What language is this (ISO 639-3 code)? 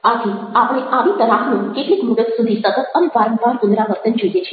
guj